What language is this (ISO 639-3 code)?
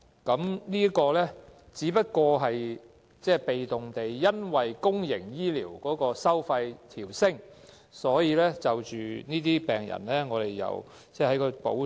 yue